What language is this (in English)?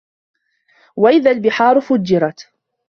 Arabic